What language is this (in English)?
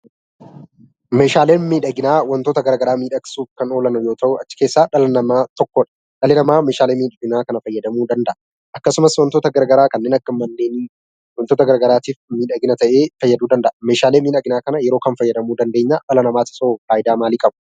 Oromo